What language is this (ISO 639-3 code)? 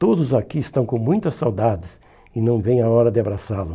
por